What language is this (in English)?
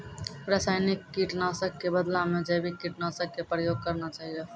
Maithili